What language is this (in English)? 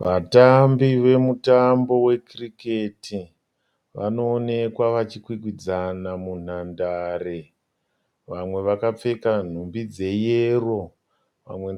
Shona